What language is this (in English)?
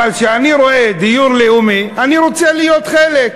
Hebrew